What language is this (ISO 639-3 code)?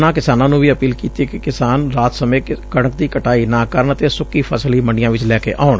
pan